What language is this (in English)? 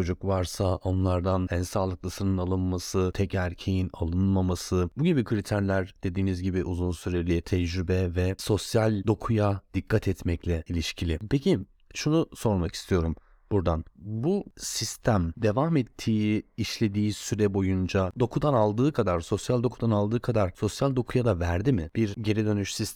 Turkish